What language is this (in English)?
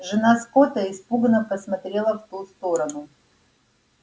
Russian